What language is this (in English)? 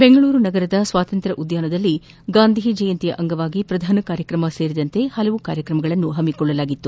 Kannada